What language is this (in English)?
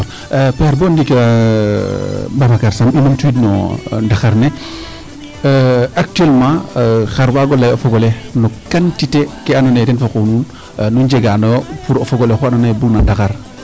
Serer